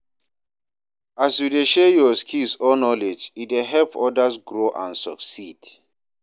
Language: Nigerian Pidgin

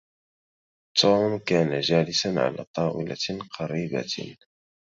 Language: Arabic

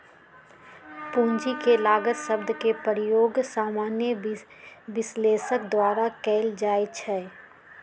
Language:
Magahi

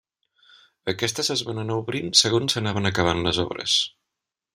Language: Catalan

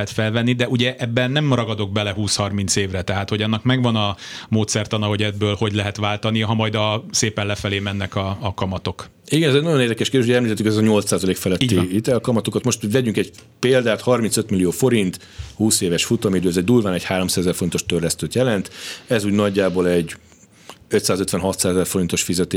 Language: Hungarian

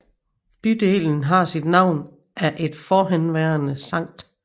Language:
Danish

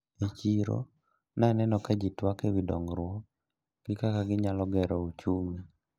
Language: Luo (Kenya and Tanzania)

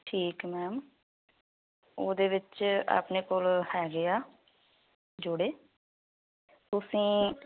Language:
Punjabi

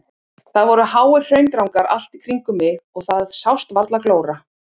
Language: Icelandic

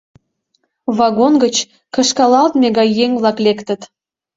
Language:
Mari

